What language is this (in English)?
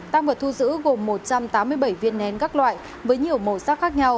Vietnamese